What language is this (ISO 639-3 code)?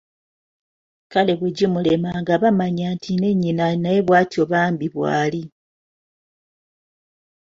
lug